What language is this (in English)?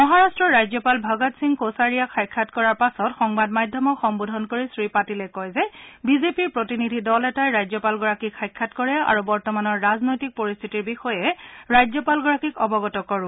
Assamese